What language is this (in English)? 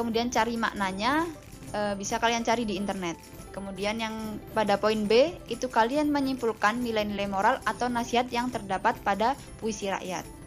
Indonesian